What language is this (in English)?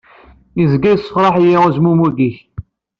Kabyle